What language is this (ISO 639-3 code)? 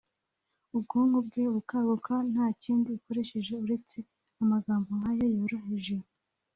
kin